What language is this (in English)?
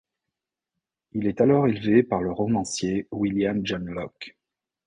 French